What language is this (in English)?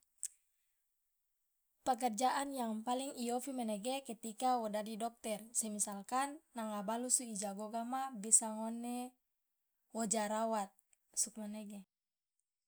Loloda